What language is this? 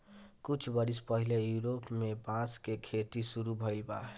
Bhojpuri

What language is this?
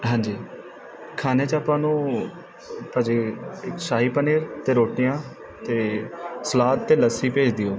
Punjabi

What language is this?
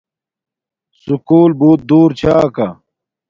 Domaaki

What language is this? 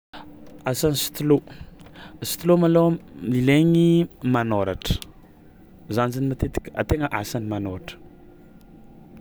Tsimihety Malagasy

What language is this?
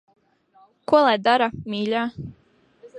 Latvian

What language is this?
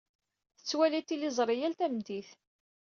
Kabyle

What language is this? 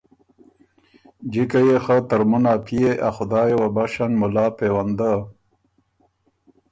Ormuri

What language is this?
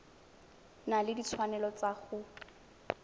Tswana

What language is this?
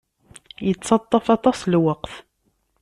Kabyle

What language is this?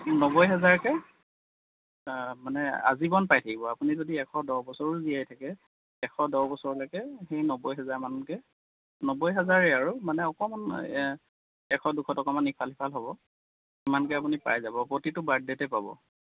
Assamese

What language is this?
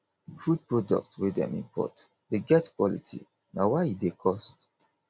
Nigerian Pidgin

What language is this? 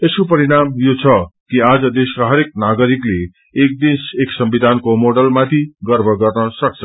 Nepali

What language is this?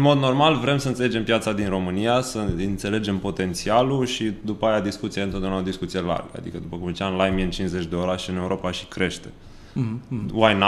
Romanian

